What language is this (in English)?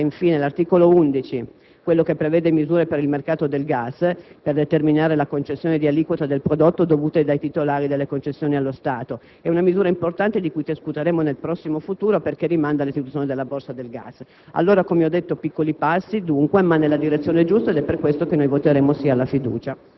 Italian